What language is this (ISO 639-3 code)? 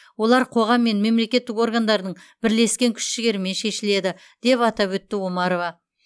kaz